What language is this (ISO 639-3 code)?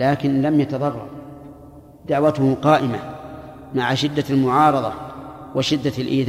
ara